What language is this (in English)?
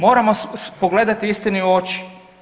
Croatian